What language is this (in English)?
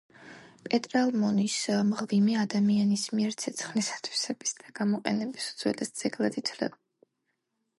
Georgian